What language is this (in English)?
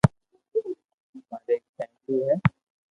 Loarki